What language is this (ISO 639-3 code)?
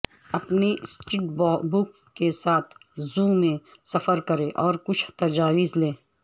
urd